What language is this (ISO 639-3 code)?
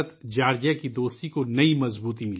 urd